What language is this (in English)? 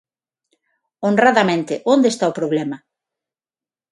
Galician